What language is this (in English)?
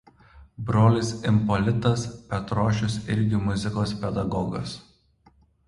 Lithuanian